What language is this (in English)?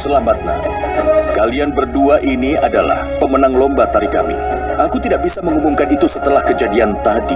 Indonesian